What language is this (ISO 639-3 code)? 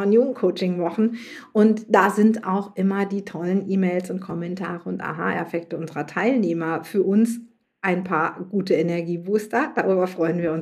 deu